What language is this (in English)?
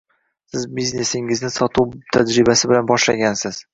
Uzbek